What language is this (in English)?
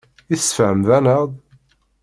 Kabyle